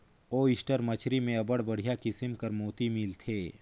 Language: Chhattisgarhi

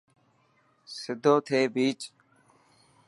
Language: Dhatki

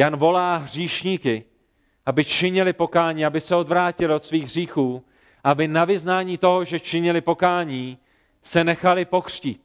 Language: Czech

